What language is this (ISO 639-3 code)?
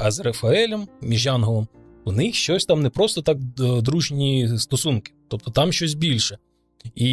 ukr